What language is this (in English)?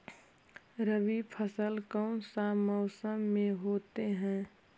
Magahi